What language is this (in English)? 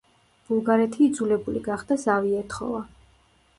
Georgian